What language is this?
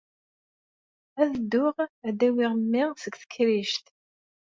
Kabyle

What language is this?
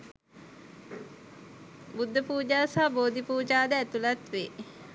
Sinhala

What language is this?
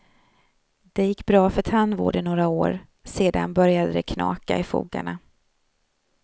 Swedish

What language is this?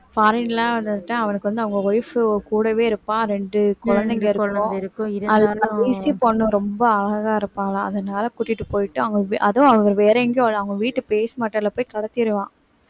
Tamil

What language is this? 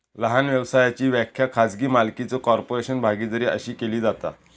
Marathi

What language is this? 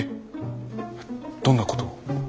Japanese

